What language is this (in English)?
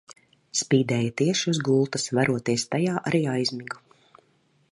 Latvian